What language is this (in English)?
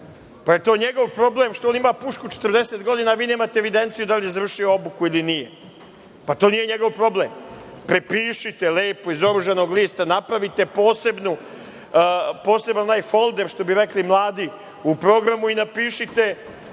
Serbian